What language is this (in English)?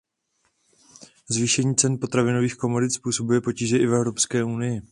Czech